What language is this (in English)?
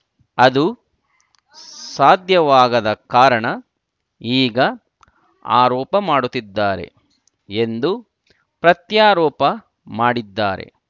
Kannada